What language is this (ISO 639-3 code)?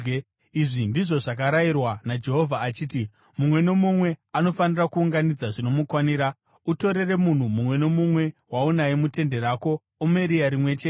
sna